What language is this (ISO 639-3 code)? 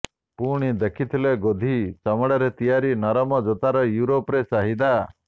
ori